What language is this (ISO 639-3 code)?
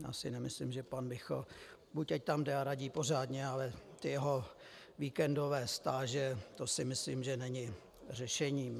ces